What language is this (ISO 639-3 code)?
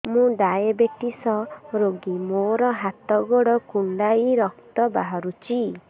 ori